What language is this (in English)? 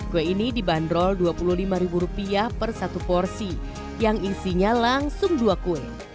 Indonesian